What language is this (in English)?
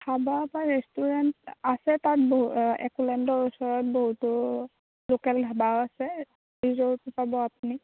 Assamese